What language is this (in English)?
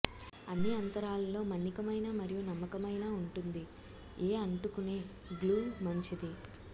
Telugu